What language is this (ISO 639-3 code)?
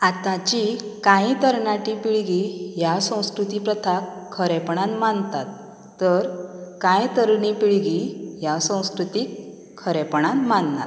kok